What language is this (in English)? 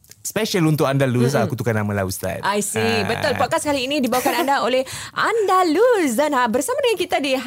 Malay